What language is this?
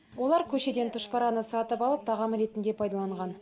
Kazakh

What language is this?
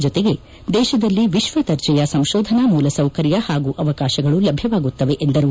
Kannada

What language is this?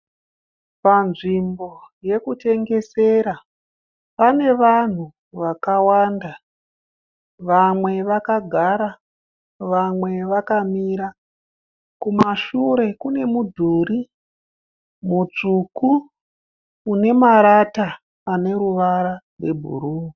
Shona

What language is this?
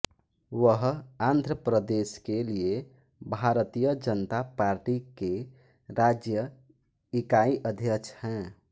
Hindi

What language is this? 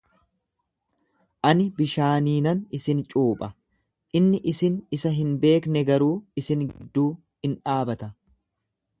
Oromo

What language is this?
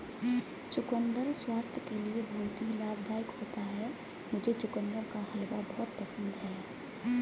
Hindi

